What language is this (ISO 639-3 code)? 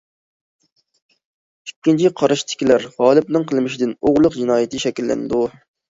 uig